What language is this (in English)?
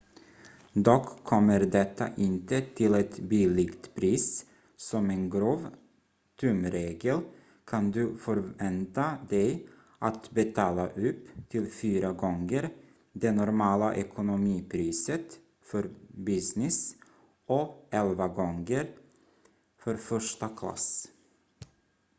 Swedish